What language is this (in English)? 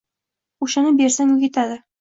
Uzbek